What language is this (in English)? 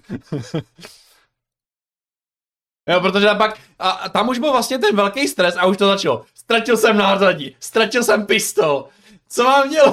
Czech